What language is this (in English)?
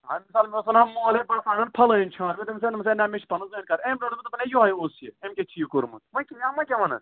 Kashmiri